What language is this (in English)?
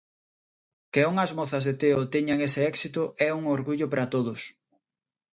Galician